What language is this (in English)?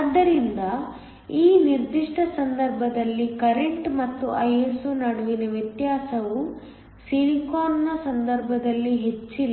Kannada